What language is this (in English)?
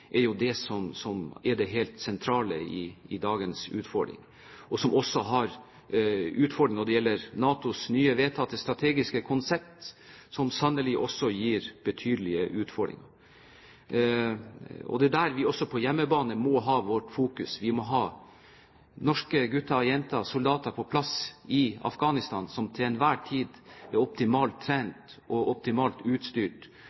Norwegian Bokmål